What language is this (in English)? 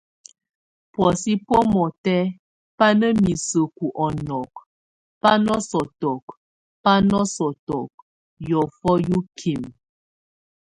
Tunen